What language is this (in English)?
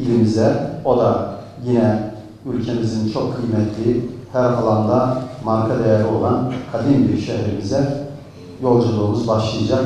Turkish